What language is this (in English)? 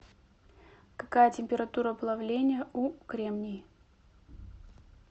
Russian